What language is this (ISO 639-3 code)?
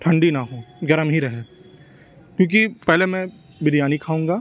urd